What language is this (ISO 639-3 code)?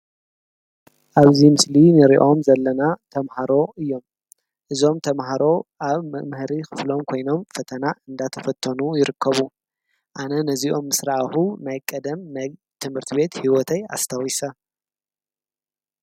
tir